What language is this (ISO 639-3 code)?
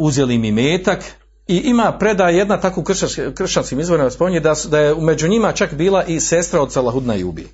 hrv